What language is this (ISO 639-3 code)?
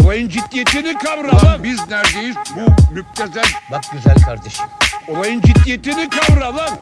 tur